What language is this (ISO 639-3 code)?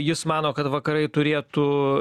lit